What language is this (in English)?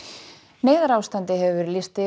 Icelandic